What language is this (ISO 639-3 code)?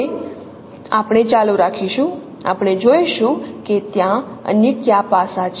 guj